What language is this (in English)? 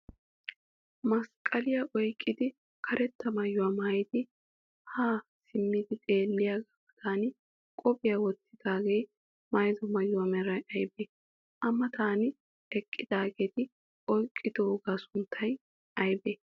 Wolaytta